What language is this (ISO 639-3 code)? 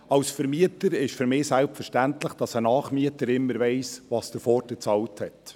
gsw